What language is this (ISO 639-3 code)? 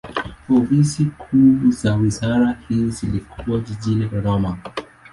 swa